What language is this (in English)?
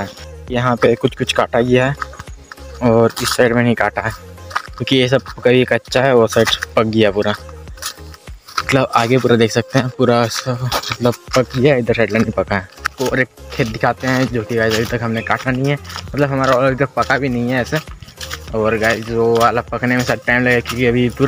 Hindi